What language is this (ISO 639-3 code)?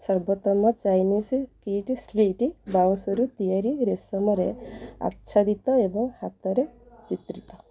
ori